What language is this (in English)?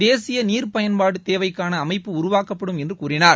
Tamil